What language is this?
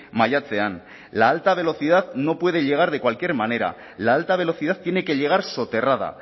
Spanish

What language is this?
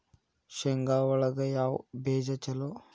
Kannada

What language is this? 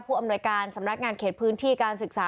Thai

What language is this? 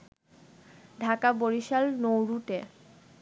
Bangla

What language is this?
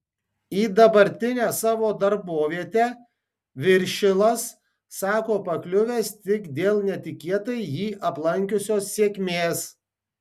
Lithuanian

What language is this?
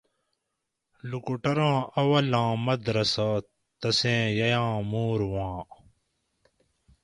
Gawri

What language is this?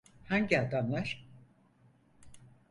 Turkish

